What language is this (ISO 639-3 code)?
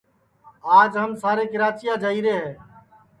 ssi